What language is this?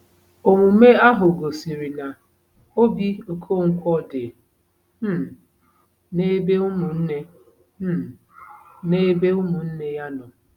Igbo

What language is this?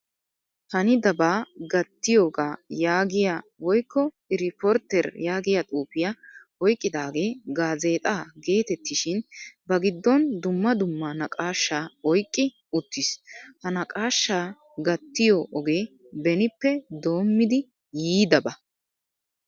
Wolaytta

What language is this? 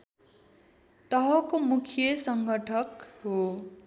Nepali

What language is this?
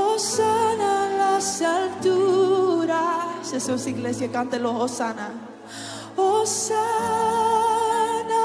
Spanish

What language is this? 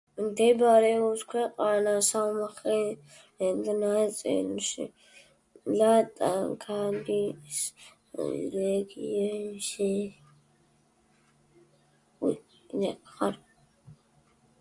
Georgian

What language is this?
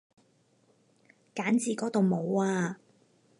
Cantonese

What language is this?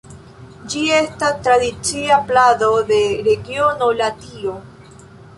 Esperanto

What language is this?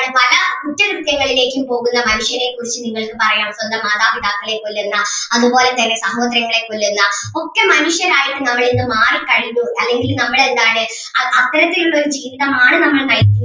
Malayalam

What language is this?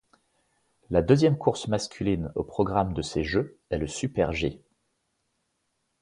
French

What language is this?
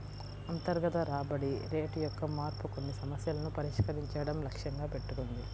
Telugu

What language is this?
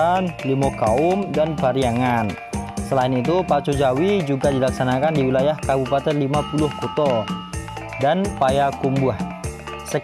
Indonesian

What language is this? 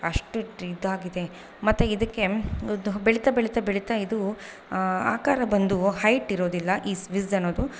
Kannada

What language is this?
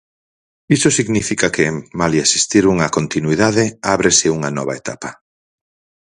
Galician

